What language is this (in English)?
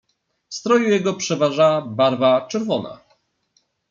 Polish